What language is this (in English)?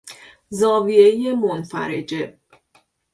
Persian